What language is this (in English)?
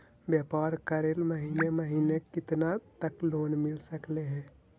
Magahi